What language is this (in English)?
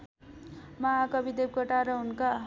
Nepali